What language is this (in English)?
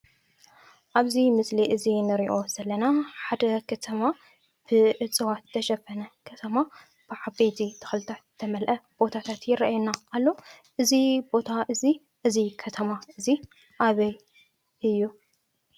Tigrinya